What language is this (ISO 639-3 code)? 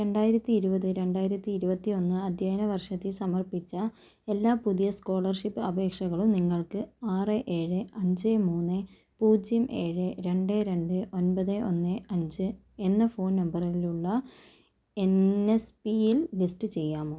mal